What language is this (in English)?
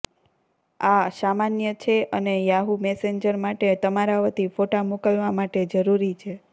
Gujarati